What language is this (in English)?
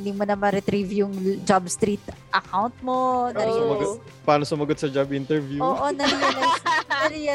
Filipino